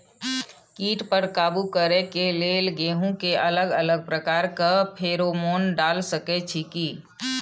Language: Maithili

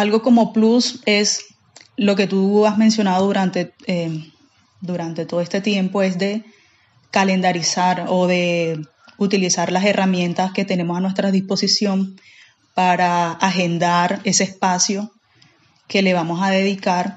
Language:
Spanish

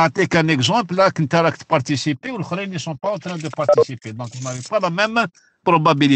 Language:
French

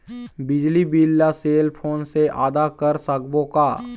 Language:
Chhattisgarhi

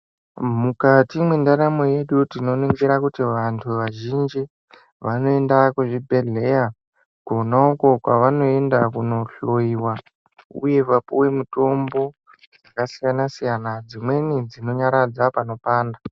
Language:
Ndau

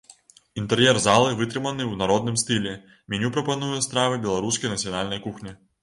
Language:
Belarusian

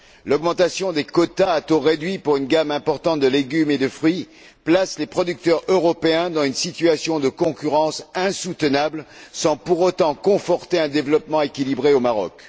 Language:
French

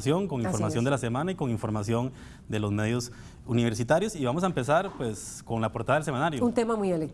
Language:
Spanish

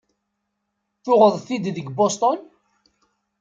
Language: Kabyle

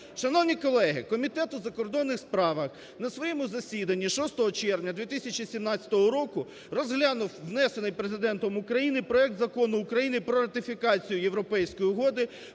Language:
Ukrainian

